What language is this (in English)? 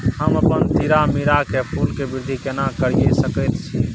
Maithili